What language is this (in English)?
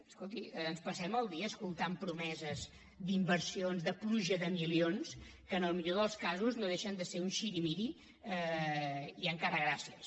Catalan